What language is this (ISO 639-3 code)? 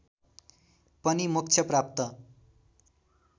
nep